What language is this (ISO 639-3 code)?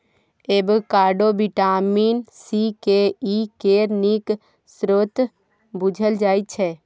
mai